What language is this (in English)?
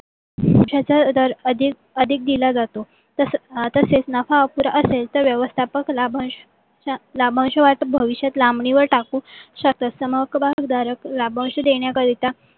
Marathi